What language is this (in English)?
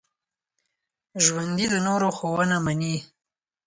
Pashto